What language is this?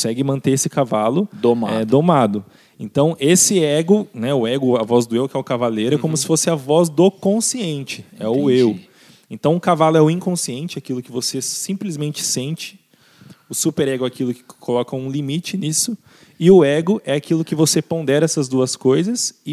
Portuguese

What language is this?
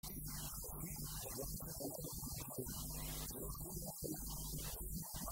Hebrew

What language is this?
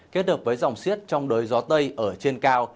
Vietnamese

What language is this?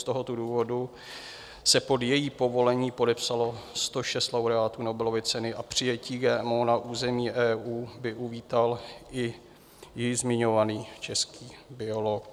Czech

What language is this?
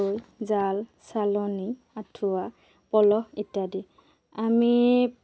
Assamese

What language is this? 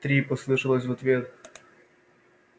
Russian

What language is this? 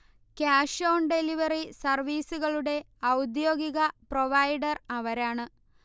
Malayalam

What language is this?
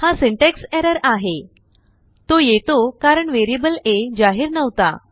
Marathi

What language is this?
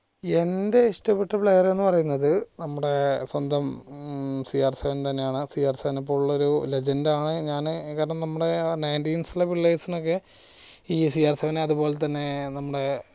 Malayalam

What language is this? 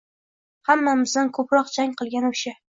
Uzbek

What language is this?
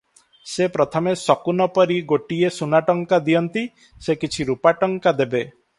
Odia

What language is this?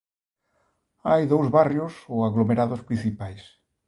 Galician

